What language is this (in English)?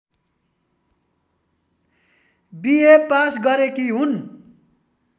Nepali